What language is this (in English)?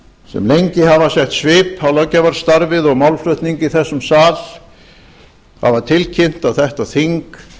Icelandic